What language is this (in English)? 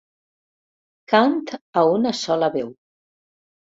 Catalan